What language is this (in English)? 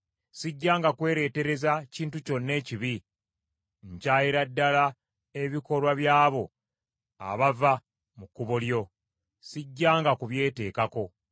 Ganda